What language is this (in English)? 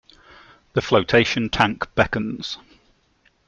English